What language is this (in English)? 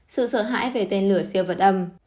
Vietnamese